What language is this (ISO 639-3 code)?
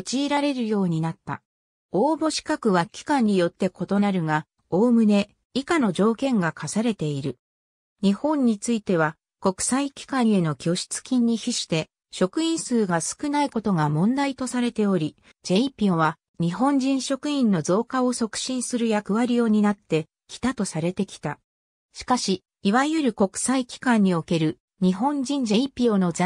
jpn